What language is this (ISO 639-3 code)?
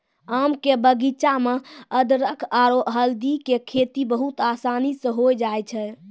mai